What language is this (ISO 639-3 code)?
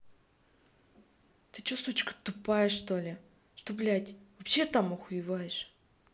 rus